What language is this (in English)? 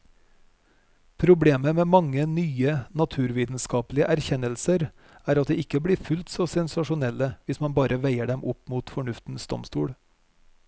Norwegian